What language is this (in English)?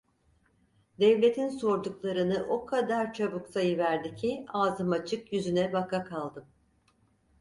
Turkish